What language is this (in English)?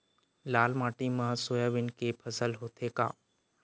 Chhattisgarhi